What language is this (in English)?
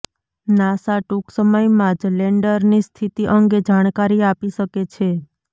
Gujarati